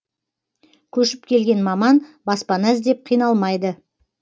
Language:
Kazakh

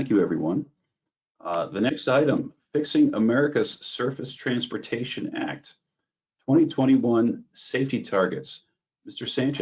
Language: English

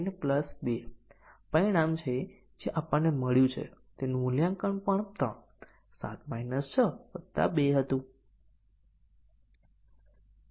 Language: Gujarati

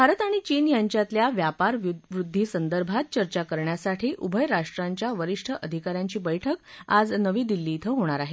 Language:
Marathi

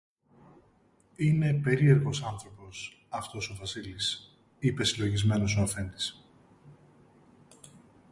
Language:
Greek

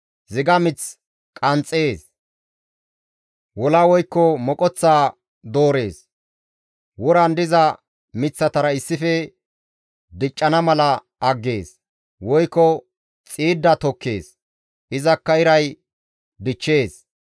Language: Gamo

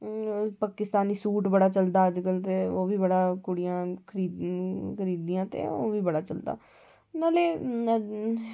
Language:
Dogri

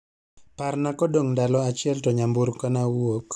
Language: Luo (Kenya and Tanzania)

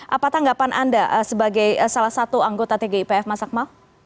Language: Indonesian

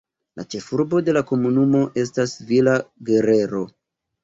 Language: Esperanto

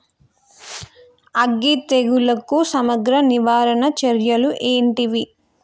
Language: Telugu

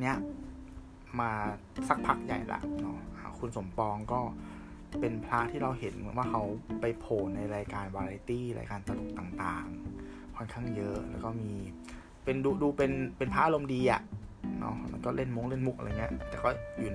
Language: Thai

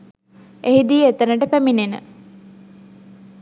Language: Sinhala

